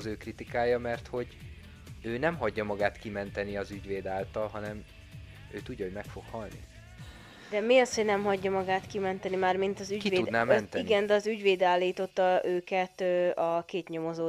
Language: Hungarian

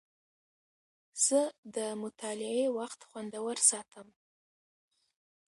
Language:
Pashto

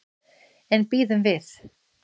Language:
Icelandic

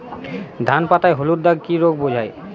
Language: Bangla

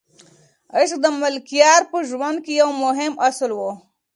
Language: Pashto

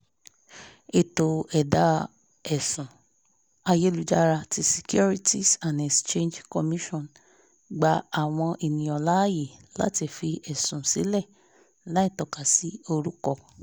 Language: Yoruba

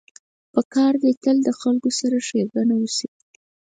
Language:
Pashto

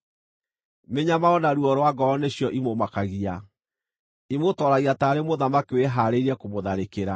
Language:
Kikuyu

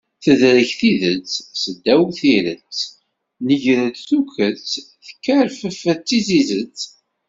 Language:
Kabyle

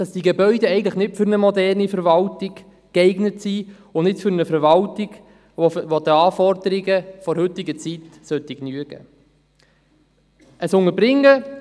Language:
Swiss German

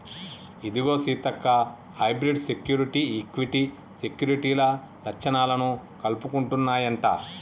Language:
Telugu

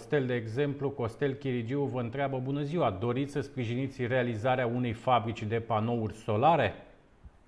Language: Romanian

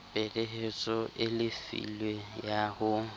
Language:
Southern Sotho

